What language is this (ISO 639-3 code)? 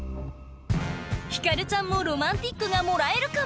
jpn